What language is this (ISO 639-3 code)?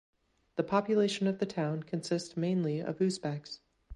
eng